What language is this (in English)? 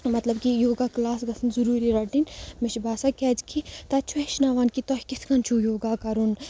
Kashmiri